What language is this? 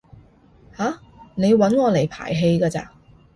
Cantonese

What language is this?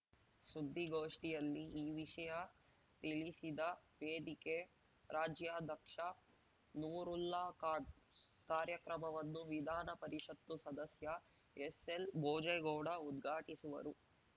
Kannada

